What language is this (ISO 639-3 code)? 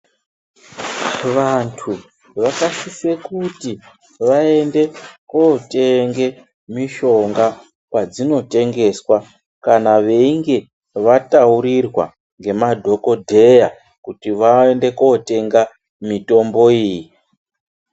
ndc